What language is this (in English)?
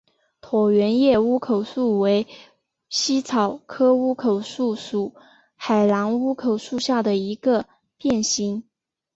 Chinese